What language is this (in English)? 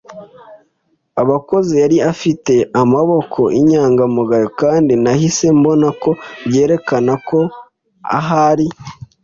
Kinyarwanda